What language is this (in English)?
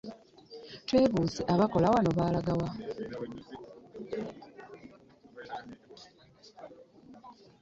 Ganda